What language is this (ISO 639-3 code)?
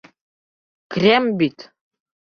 bak